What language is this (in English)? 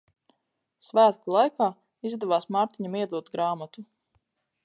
Latvian